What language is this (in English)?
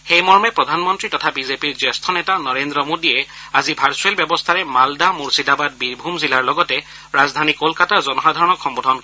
Assamese